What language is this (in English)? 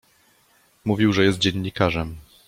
Polish